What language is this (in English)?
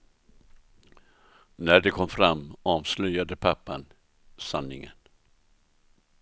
Swedish